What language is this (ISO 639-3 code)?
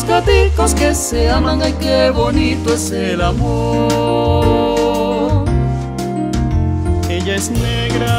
ron